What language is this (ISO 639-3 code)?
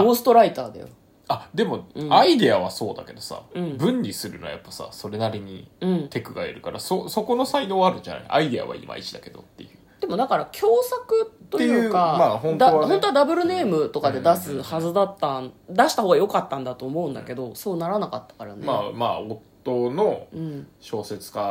jpn